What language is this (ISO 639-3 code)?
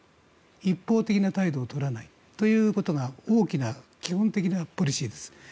jpn